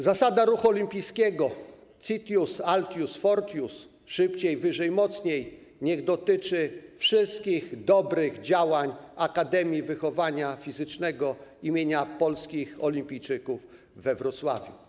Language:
Polish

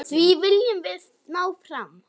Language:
Icelandic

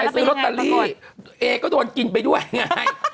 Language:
Thai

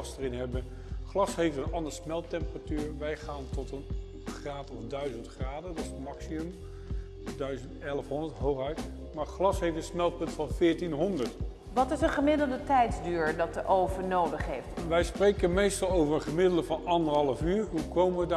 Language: Dutch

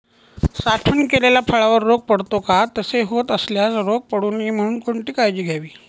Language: Marathi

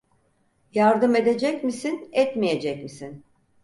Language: Turkish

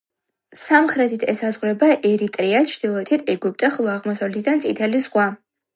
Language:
Georgian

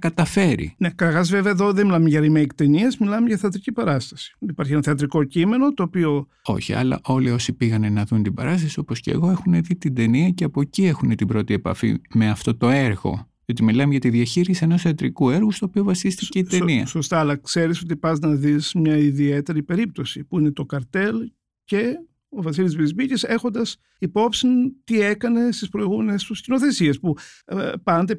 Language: Greek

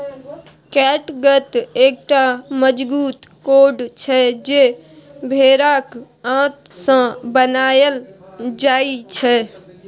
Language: Maithili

